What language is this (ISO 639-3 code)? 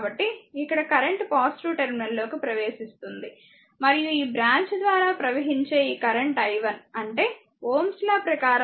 tel